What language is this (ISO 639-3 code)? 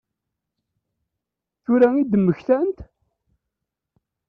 kab